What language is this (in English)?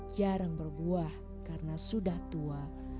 Indonesian